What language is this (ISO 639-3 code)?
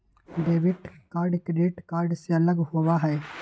mag